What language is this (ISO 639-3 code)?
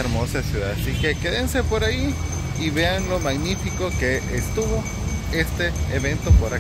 spa